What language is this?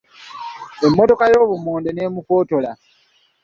Ganda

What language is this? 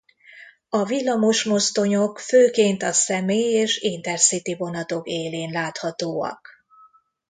Hungarian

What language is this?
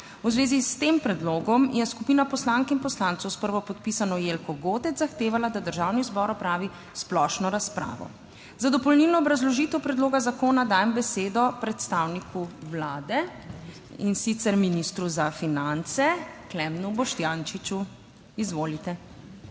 Slovenian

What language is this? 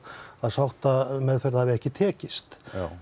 Icelandic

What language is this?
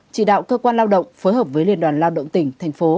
Vietnamese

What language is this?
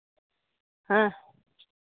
Santali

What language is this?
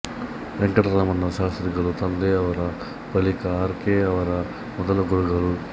Kannada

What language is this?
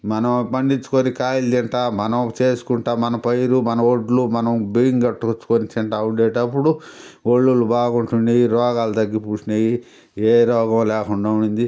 Telugu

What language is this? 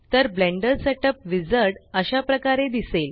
Marathi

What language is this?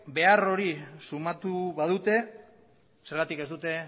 Basque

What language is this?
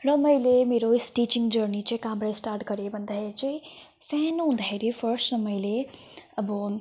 Nepali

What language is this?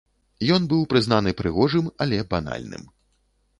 Belarusian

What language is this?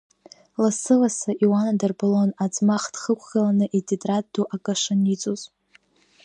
Abkhazian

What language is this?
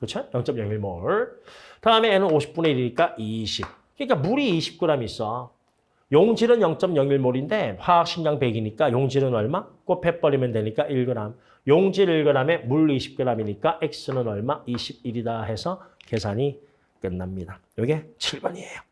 Korean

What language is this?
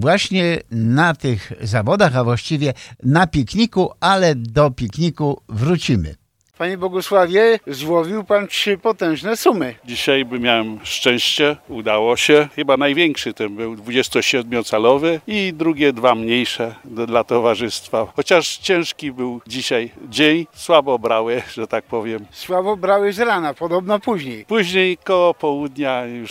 Polish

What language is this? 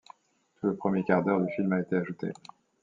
French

